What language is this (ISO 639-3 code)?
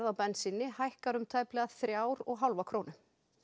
isl